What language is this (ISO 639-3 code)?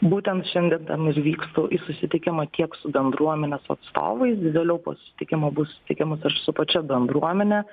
lit